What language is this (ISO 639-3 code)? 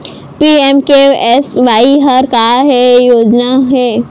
hne